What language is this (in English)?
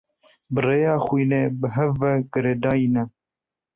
Kurdish